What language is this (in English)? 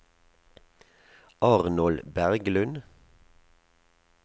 Norwegian